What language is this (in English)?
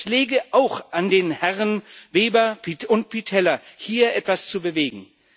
German